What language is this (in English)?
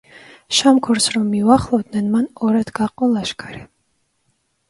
Georgian